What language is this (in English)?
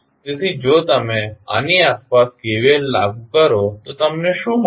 Gujarati